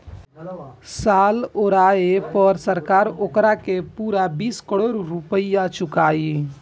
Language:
Bhojpuri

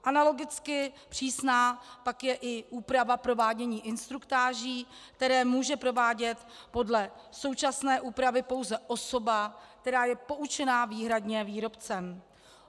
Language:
Czech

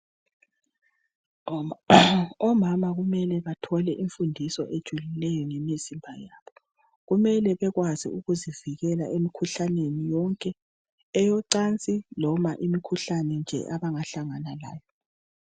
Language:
North Ndebele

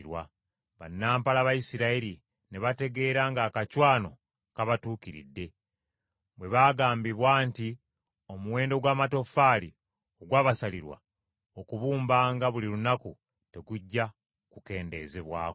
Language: Ganda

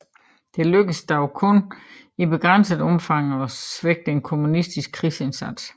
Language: Danish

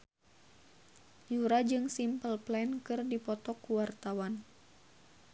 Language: Sundanese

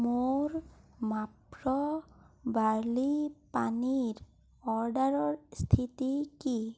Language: Assamese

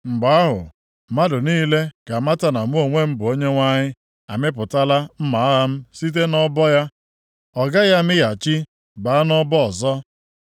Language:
Igbo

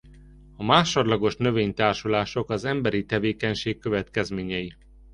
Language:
Hungarian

